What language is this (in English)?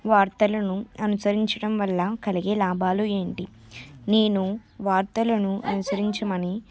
Telugu